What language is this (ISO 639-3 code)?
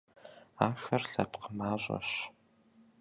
kbd